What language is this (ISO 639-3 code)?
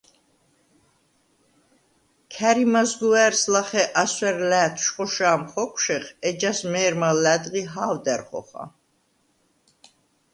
sva